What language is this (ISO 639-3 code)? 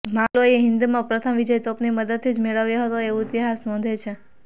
guj